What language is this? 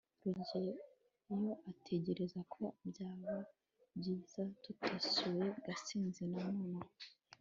Kinyarwanda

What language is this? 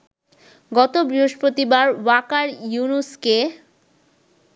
Bangla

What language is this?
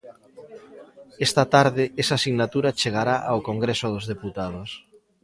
Galician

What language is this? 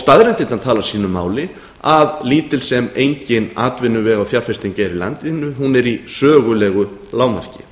Icelandic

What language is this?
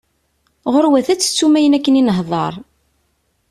Kabyle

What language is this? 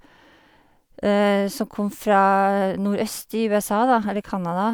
Norwegian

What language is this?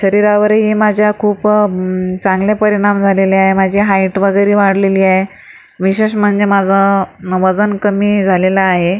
Marathi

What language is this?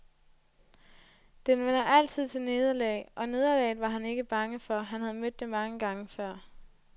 Danish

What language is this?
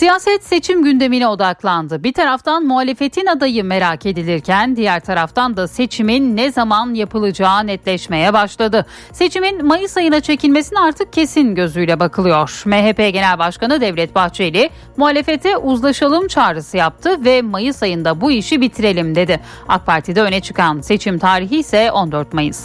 Turkish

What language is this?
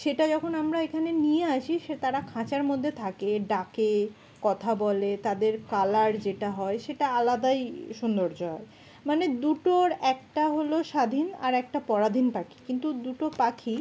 Bangla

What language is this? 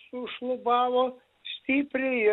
Lithuanian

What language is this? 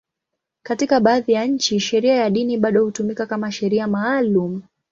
Swahili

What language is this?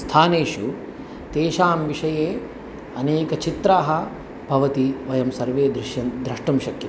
Sanskrit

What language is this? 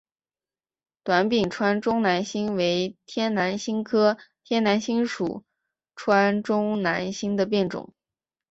Chinese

